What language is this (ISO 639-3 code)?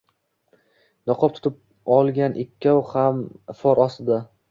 uzb